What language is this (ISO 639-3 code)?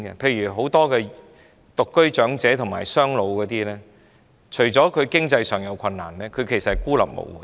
yue